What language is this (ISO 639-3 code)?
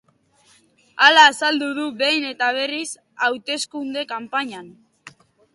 eus